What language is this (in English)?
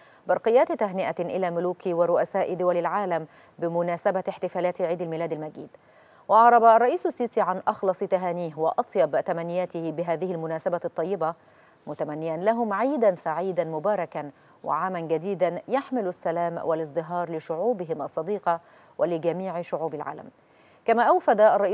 Arabic